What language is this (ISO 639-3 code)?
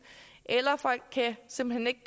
dan